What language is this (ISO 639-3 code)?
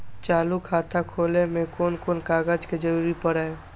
mai